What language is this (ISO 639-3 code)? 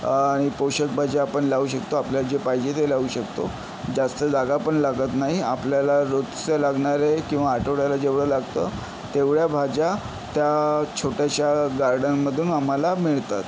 mar